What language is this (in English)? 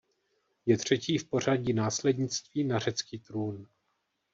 Czech